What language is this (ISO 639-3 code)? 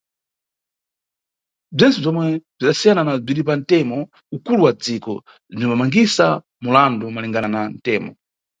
nyu